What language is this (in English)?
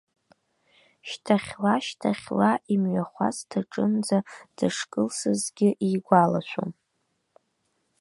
Abkhazian